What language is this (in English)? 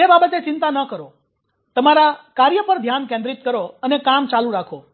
Gujarati